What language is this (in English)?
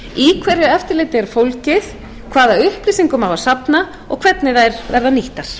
Icelandic